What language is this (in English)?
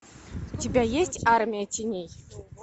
Russian